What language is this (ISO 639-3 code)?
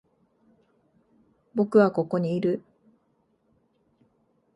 jpn